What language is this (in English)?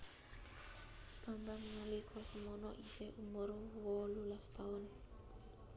Javanese